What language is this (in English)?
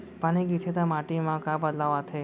Chhattisgarhi